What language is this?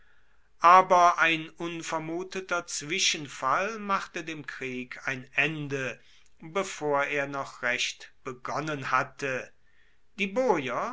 German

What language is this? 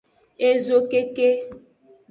Aja (Benin)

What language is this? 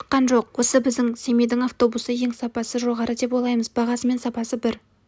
Kazakh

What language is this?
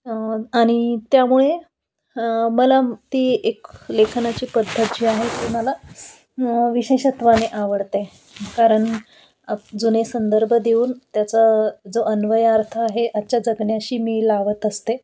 Marathi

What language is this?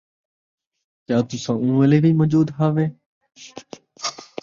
Saraiki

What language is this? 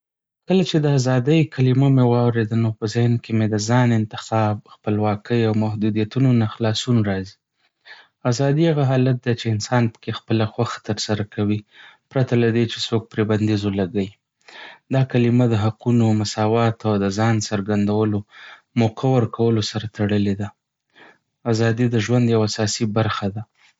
Pashto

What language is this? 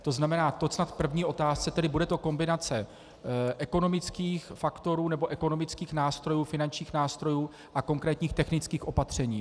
Czech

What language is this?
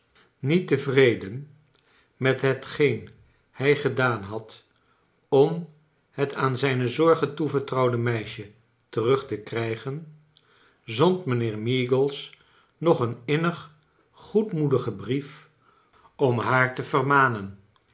Dutch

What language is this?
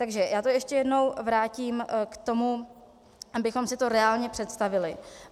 Czech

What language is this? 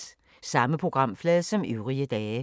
Danish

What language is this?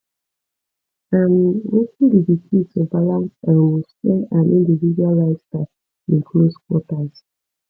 Nigerian Pidgin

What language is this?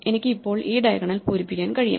Malayalam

